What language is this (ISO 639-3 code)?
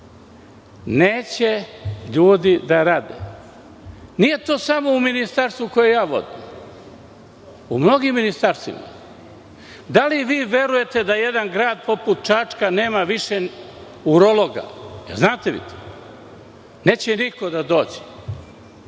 srp